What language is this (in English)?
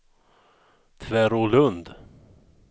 Swedish